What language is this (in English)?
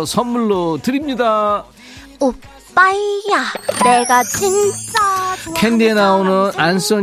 Korean